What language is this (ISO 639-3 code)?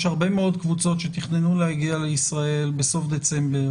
heb